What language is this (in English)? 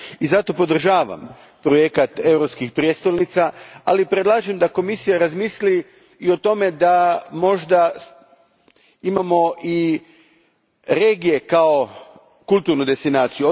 Croatian